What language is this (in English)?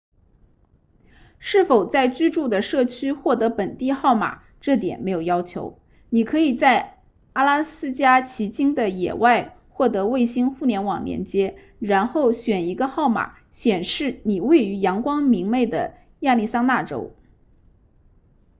Chinese